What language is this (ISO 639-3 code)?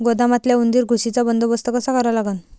mar